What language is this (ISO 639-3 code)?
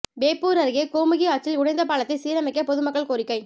tam